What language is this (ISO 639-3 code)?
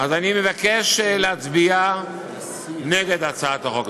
heb